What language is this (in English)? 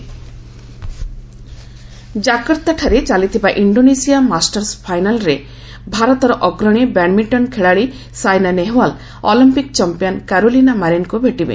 Odia